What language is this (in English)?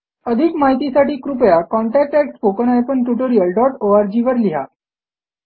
Marathi